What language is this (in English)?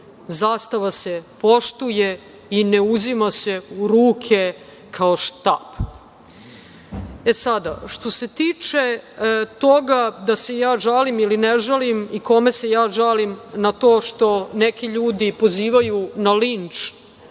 Serbian